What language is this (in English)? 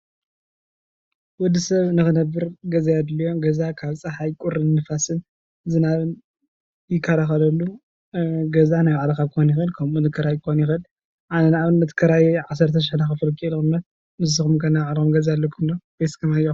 Tigrinya